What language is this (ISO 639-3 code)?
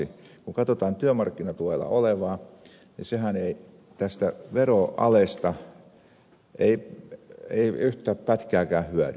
fin